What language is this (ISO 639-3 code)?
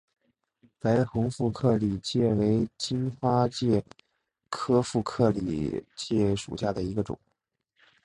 zho